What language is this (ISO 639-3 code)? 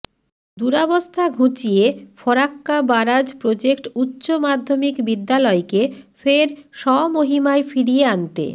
ben